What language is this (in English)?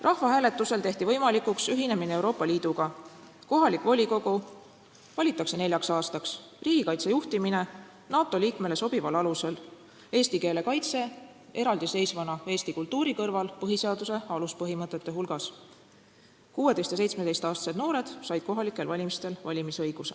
Estonian